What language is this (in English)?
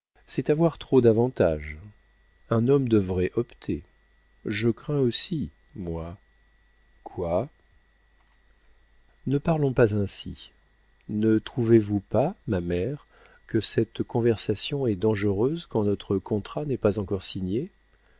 French